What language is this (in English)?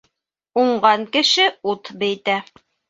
Bashkir